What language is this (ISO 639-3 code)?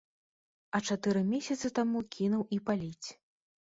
bel